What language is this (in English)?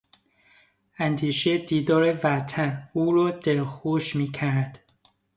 Persian